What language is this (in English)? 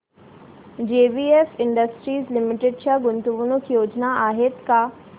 Marathi